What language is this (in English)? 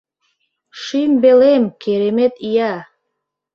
Mari